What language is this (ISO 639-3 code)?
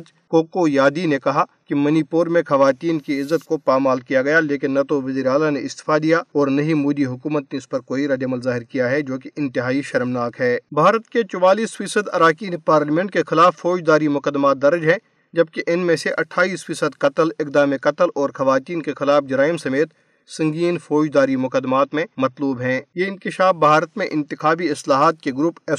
urd